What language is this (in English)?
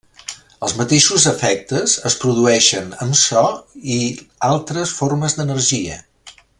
Catalan